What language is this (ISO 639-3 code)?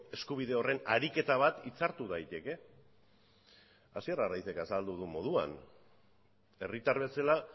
eus